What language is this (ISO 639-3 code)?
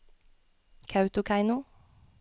nor